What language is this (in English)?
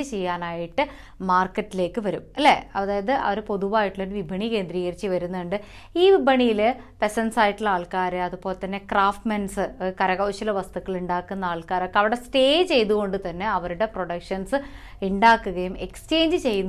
English